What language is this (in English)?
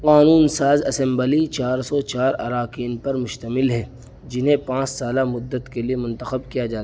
Urdu